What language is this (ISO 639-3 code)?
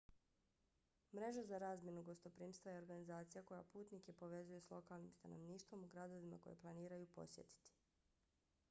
bos